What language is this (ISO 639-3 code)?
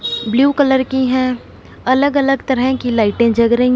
hin